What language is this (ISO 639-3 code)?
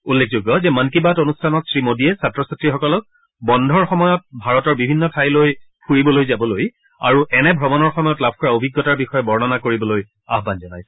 asm